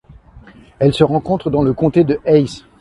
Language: French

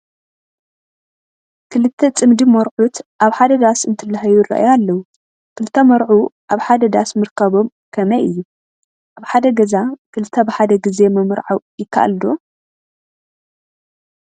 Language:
Tigrinya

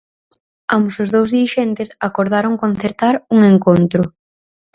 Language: Galician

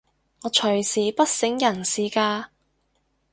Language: Cantonese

